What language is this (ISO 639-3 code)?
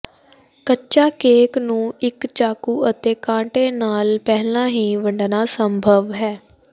pan